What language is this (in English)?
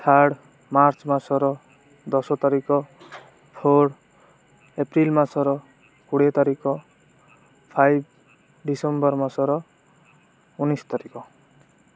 Odia